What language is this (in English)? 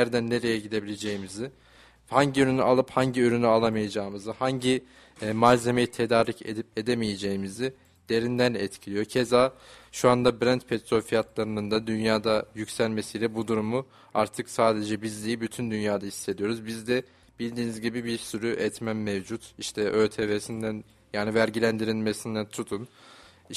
Turkish